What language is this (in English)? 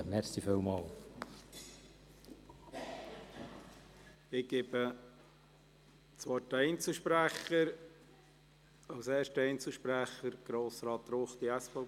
Swiss German